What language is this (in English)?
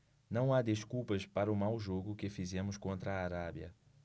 Portuguese